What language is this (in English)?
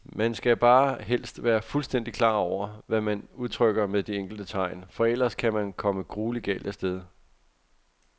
Danish